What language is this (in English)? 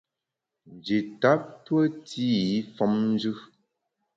Bamun